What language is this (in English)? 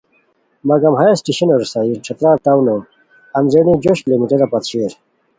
Khowar